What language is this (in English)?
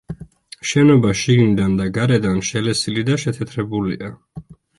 Georgian